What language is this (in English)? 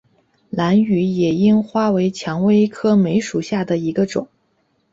Chinese